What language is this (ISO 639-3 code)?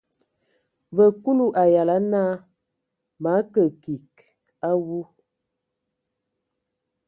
ewo